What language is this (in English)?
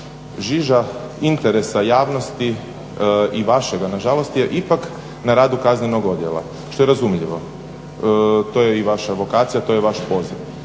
Croatian